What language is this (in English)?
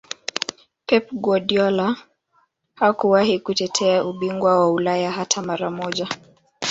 Swahili